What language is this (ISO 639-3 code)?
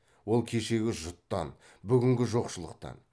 kaz